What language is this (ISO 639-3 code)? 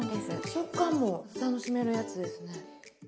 jpn